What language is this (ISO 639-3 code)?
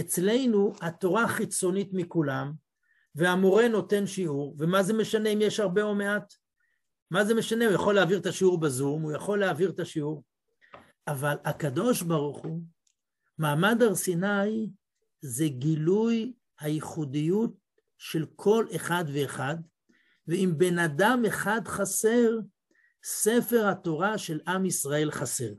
heb